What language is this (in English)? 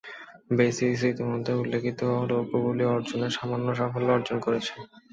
Bangla